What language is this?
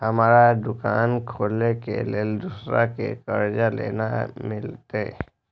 Maithili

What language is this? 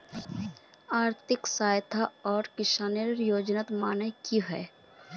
Magahi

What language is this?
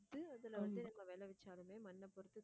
Tamil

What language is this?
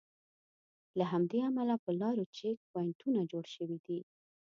Pashto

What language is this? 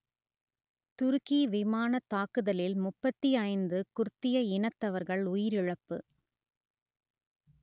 Tamil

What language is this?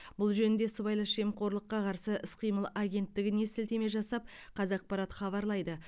Kazakh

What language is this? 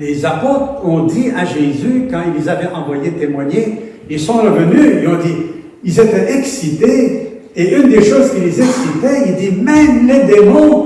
French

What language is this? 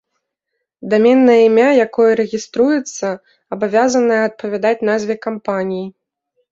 Belarusian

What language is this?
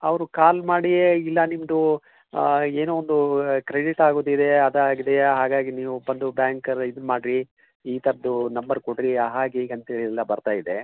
Kannada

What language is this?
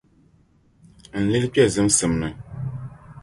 Dagbani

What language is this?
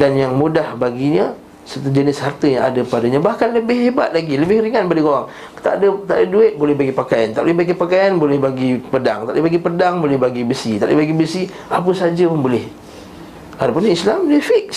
Malay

